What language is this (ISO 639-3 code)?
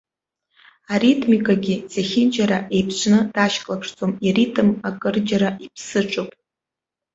abk